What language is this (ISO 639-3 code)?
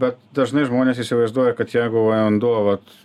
lit